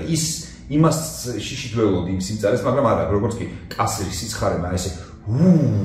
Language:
Romanian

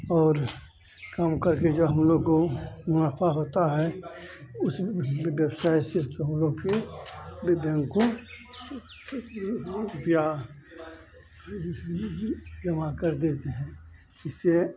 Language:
Hindi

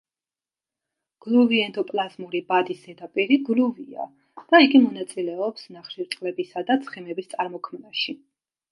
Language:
Georgian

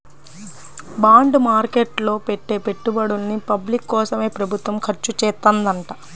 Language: Telugu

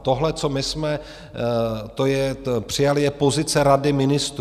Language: Czech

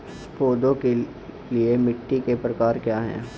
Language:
Hindi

